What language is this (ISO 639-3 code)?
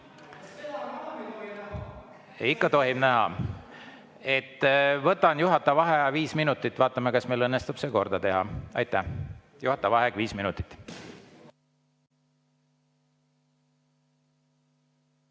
est